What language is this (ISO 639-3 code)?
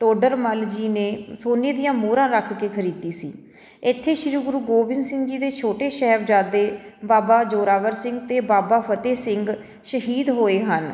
pan